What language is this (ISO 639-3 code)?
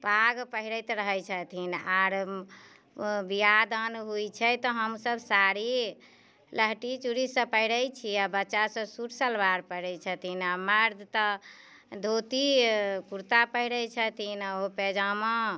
mai